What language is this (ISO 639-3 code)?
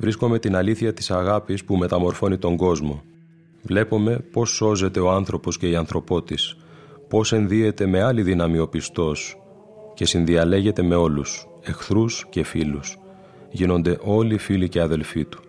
ell